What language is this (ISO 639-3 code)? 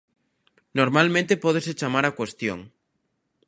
glg